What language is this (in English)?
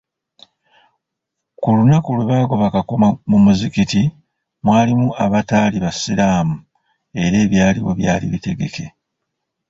Ganda